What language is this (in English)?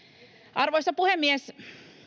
Finnish